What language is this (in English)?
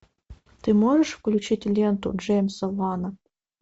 Russian